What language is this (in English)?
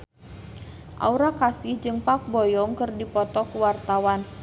Sundanese